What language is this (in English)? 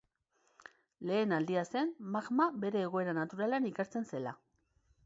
Basque